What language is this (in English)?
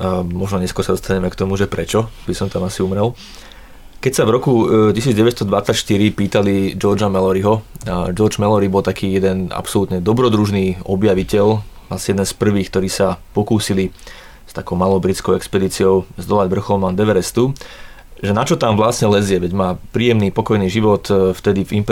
Slovak